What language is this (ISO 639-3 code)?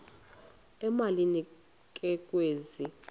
xho